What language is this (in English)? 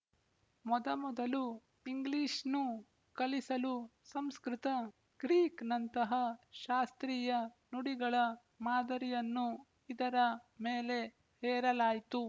Kannada